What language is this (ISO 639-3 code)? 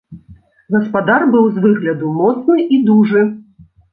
bel